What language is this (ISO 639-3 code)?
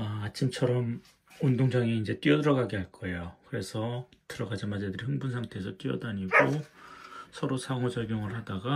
kor